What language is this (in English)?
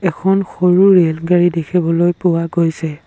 Assamese